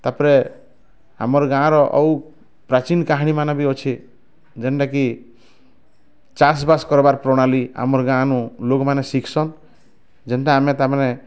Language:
Odia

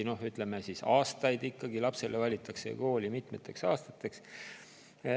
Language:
Estonian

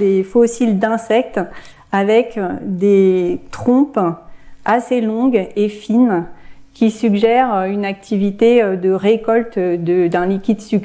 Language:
French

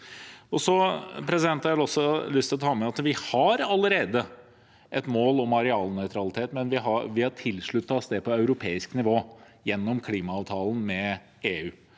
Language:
Norwegian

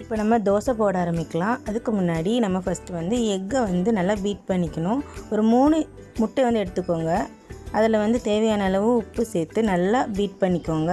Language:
Tamil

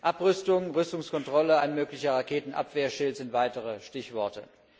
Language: German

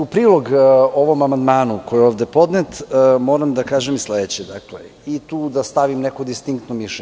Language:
Serbian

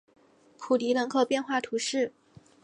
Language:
Chinese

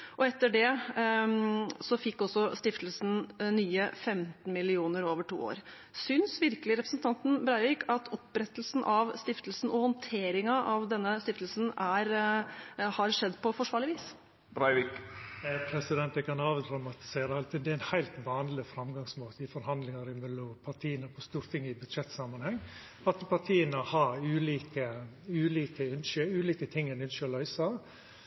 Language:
Norwegian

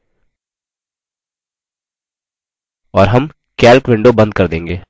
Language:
Hindi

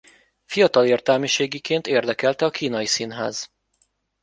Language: Hungarian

